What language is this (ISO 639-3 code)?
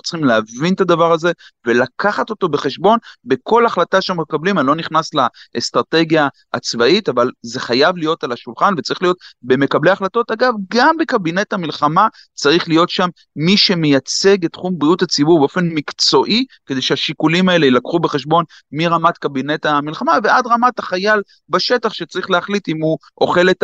heb